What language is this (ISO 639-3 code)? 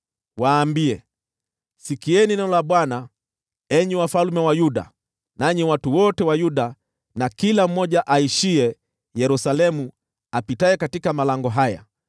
swa